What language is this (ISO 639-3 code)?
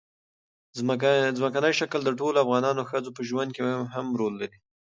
pus